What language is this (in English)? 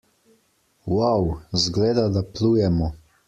Slovenian